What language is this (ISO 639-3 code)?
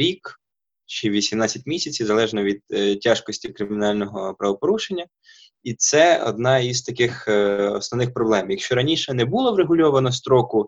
ukr